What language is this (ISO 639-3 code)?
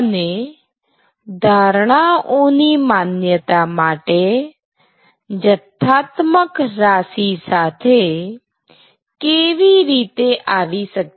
guj